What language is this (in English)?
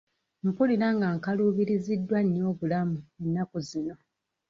Ganda